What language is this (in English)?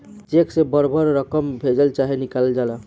Bhojpuri